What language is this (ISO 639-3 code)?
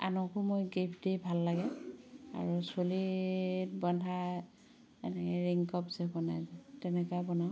asm